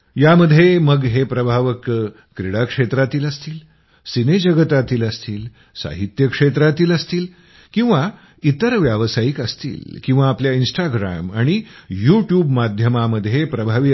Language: Marathi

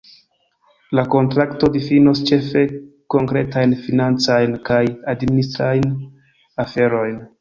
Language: Esperanto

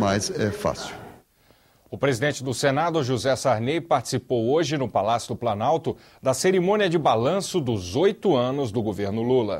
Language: Portuguese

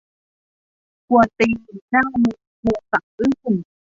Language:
Thai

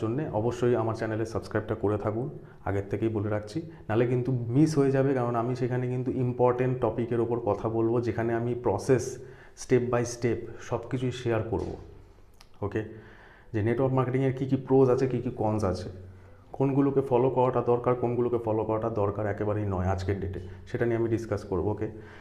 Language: Hindi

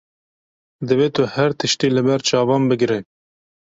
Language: Kurdish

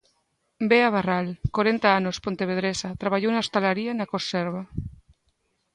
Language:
Galician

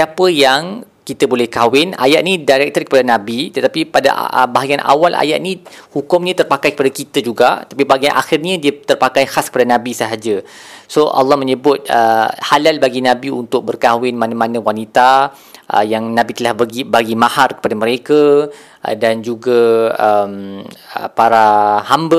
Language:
Malay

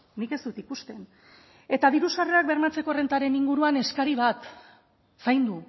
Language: Basque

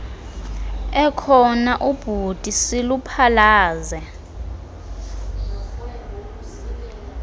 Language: Xhosa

